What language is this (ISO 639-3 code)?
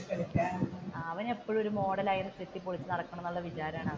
mal